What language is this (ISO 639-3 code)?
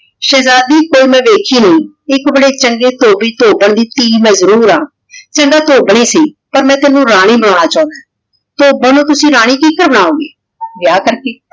pan